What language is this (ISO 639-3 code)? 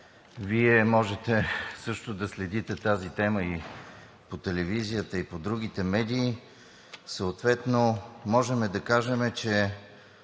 bul